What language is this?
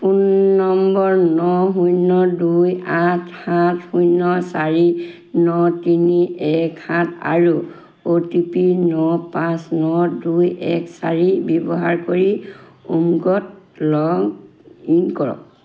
Assamese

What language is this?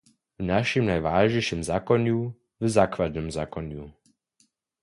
Upper Sorbian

